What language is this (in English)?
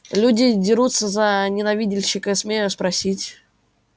Russian